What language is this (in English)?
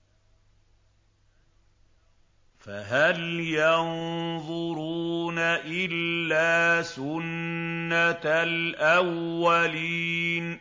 Arabic